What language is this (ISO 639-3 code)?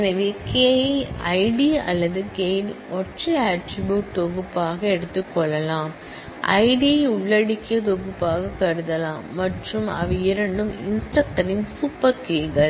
tam